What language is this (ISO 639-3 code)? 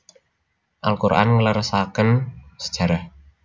jav